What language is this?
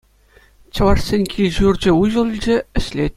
Chuvash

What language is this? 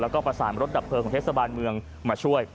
Thai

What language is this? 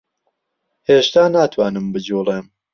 Central Kurdish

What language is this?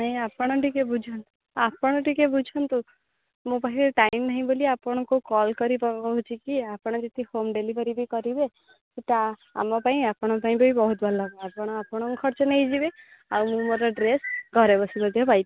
Odia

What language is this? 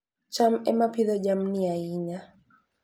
Luo (Kenya and Tanzania)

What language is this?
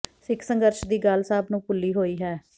Punjabi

